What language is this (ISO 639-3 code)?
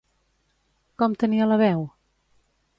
cat